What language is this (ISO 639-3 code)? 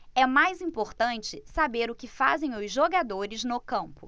por